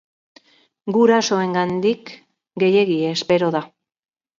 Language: Basque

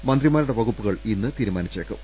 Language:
Malayalam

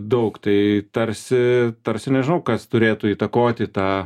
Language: Lithuanian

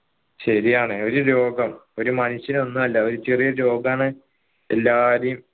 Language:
Malayalam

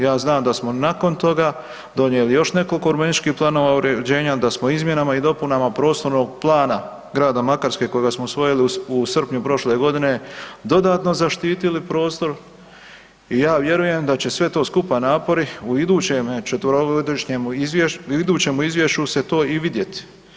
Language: Croatian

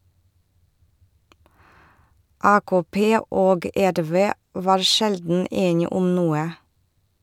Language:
Norwegian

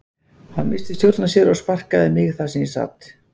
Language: Icelandic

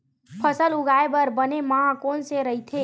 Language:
Chhattisgarhi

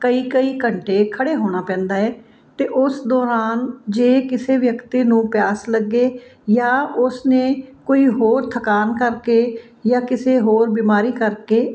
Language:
Punjabi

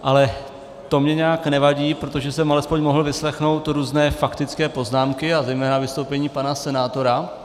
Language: Czech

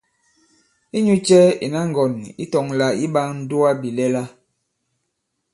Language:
Bankon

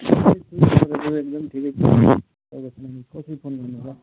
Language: Nepali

